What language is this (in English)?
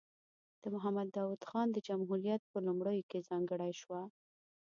Pashto